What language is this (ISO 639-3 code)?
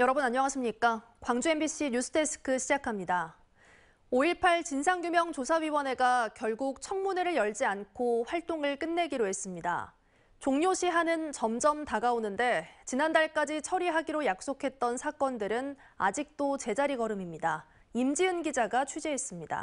kor